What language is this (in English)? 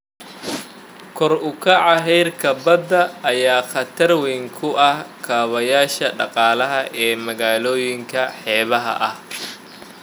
Somali